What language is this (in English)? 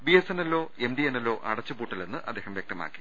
Malayalam